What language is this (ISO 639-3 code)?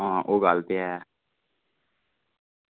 doi